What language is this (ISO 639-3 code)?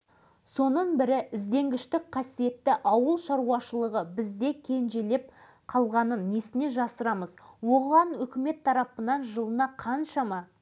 kaz